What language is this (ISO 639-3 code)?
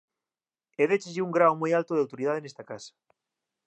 glg